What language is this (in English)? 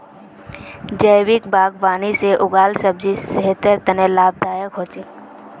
Magahi